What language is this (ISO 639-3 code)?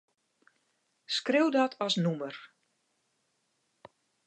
fry